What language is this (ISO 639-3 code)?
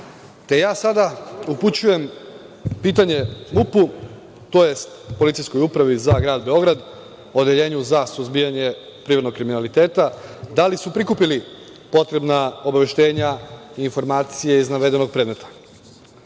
srp